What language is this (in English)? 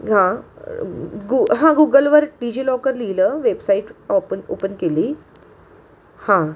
Marathi